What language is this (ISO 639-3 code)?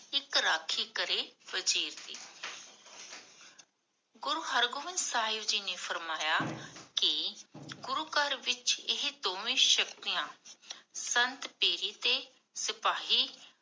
pan